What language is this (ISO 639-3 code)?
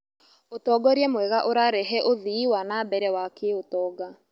kik